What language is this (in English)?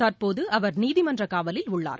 Tamil